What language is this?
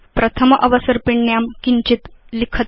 Sanskrit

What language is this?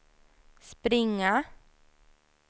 Swedish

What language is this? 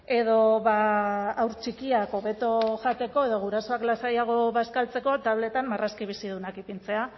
Basque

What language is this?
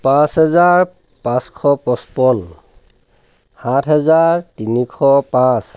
Assamese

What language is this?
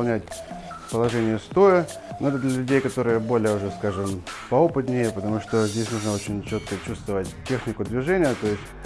Russian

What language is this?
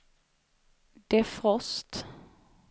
Swedish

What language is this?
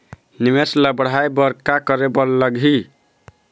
Chhattisgarhi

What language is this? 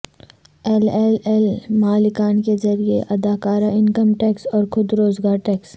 Urdu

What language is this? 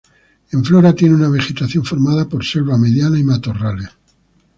Spanish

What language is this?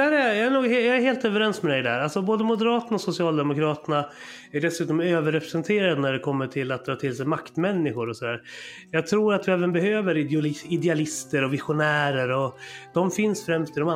Swedish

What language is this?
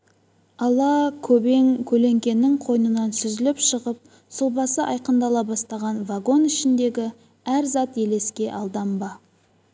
Kazakh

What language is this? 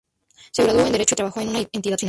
Spanish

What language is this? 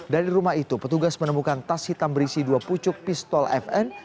Indonesian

